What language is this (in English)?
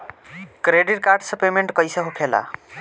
Bhojpuri